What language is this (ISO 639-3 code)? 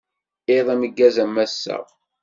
kab